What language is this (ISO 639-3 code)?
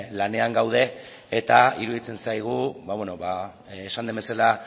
eus